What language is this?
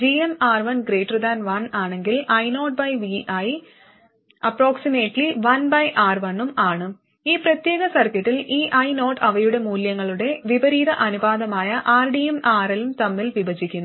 Malayalam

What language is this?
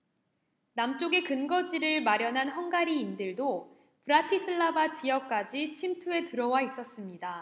Korean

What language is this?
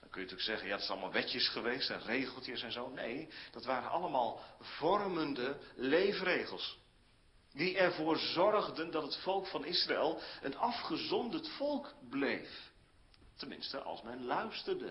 Dutch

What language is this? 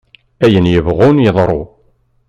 Kabyle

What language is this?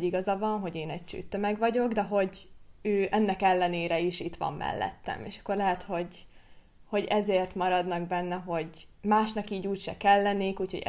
Hungarian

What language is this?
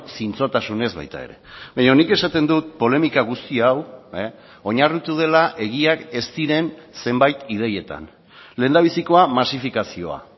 Basque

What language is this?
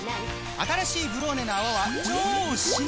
Japanese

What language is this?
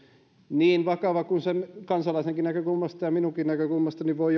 Finnish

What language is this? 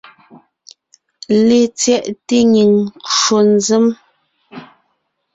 Ngiemboon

